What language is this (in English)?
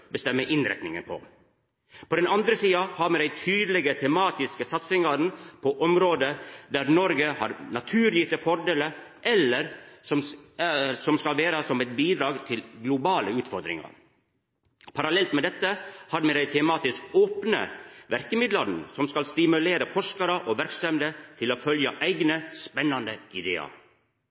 Norwegian Nynorsk